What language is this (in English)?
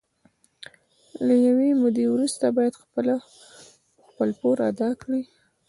Pashto